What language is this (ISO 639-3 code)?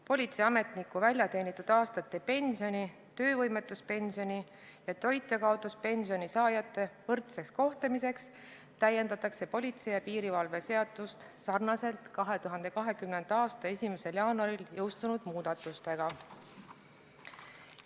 est